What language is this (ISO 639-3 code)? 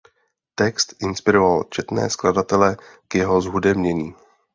ces